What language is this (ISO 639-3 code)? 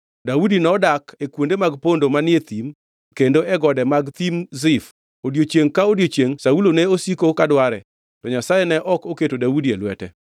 luo